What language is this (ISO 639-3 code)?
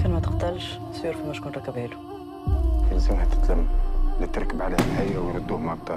ara